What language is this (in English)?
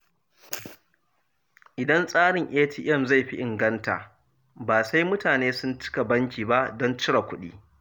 Hausa